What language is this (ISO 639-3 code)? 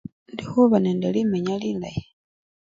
luy